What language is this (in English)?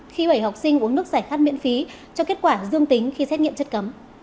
Vietnamese